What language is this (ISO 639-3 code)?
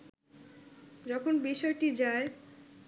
ben